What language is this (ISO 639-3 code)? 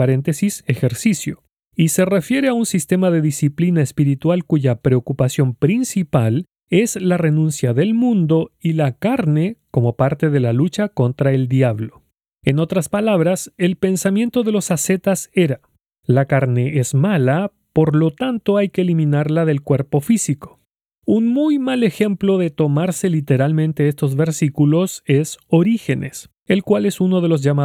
spa